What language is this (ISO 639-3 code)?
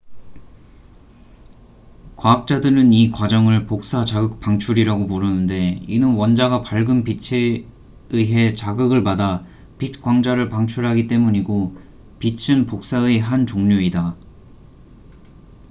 kor